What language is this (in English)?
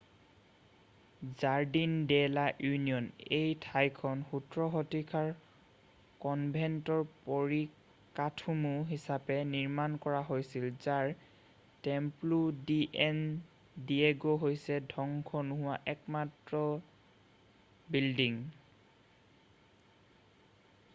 Assamese